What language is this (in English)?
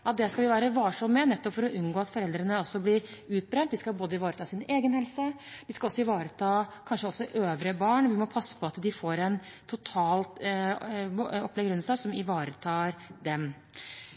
Norwegian Bokmål